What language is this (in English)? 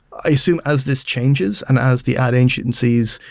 English